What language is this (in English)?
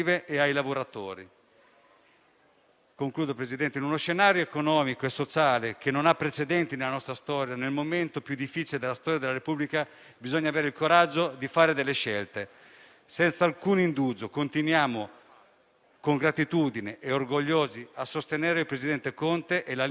Italian